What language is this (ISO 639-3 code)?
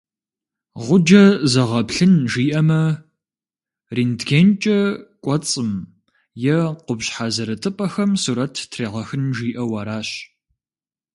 kbd